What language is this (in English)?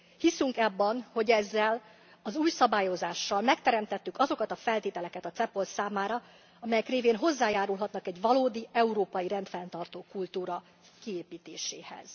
Hungarian